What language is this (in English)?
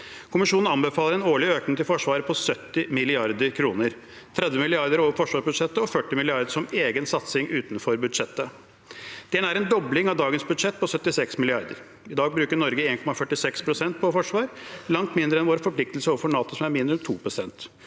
Norwegian